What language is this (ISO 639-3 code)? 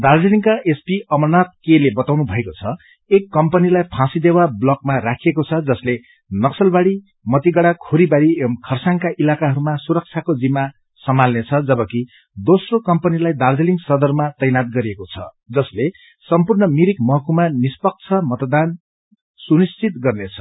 nep